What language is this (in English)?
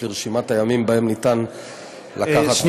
Hebrew